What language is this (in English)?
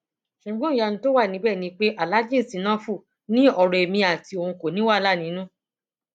Yoruba